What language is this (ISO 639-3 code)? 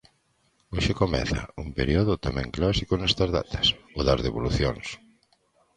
glg